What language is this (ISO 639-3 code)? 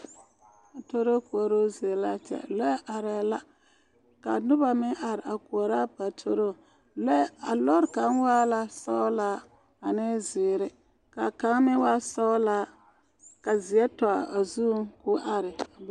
dga